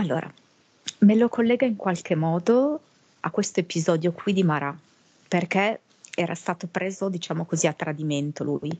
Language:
Italian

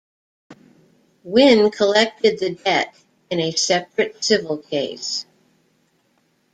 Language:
English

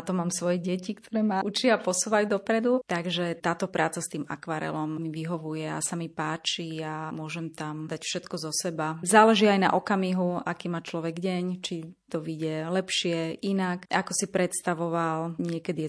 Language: Slovak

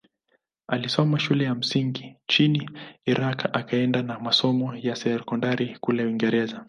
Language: Swahili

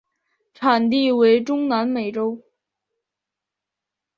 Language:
Chinese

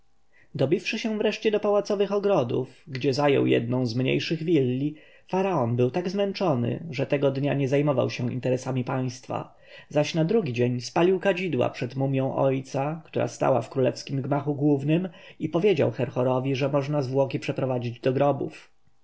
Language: Polish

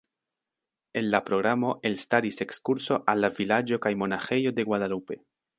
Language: Esperanto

